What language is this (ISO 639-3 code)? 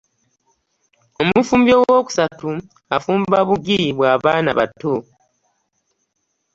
lug